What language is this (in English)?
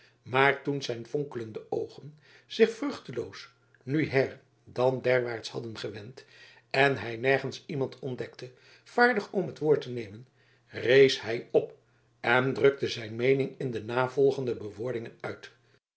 Dutch